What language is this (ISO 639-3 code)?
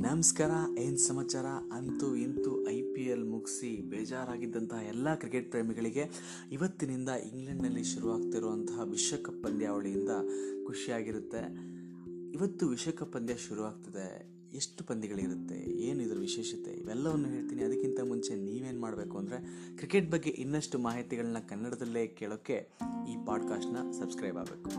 kan